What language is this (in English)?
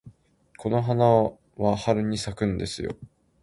Japanese